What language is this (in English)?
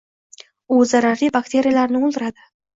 Uzbek